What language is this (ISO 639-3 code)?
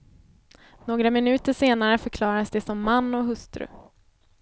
swe